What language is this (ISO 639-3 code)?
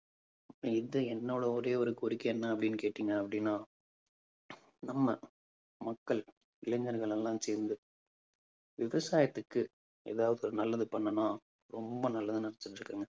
tam